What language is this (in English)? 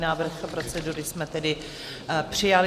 Czech